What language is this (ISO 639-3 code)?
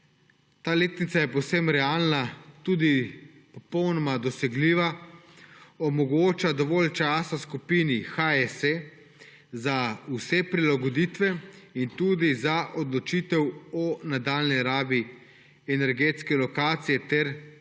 slv